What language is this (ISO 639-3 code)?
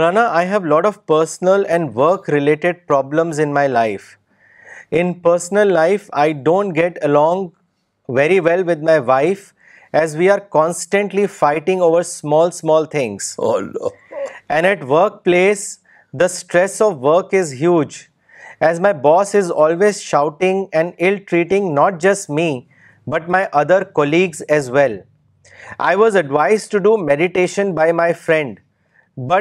urd